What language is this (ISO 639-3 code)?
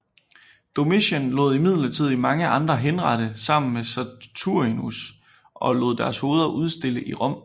dan